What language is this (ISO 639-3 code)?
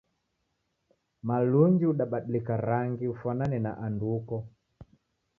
dav